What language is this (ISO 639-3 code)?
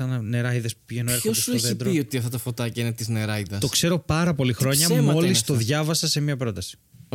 ell